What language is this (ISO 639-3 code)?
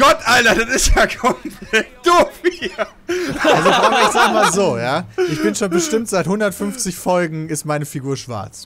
deu